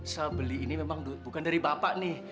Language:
Indonesian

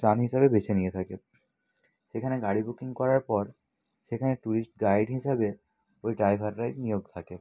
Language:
Bangla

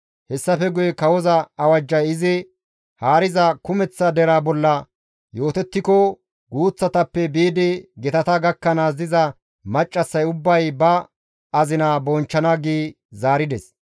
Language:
Gamo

